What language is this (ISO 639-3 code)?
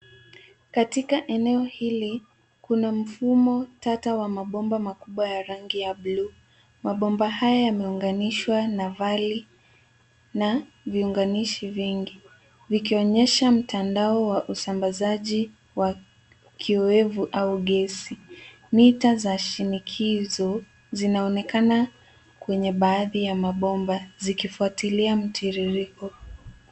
swa